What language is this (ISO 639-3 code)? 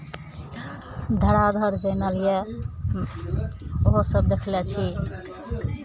mai